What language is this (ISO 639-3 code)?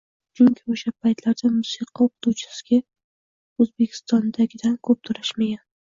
uzb